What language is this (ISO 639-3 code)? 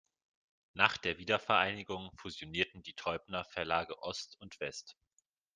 deu